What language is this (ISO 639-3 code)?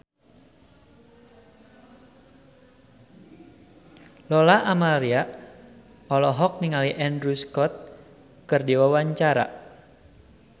sun